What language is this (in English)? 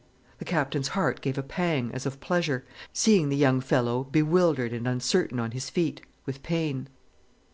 English